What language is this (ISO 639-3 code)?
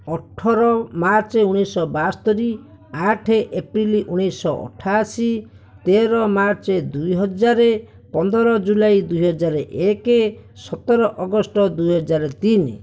ori